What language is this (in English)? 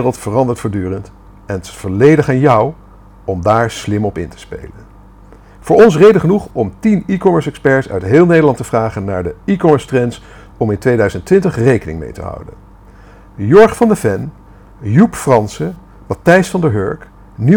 Dutch